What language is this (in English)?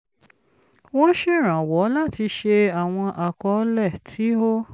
Yoruba